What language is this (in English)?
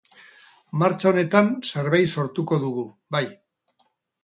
Basque